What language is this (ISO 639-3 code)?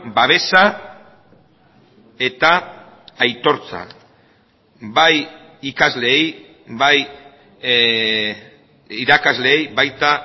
eus